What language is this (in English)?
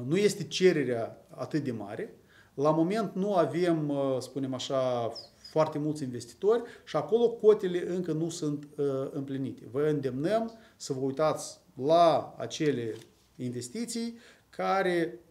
Romanian